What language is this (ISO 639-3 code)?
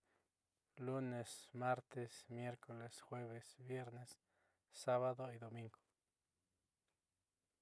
mxy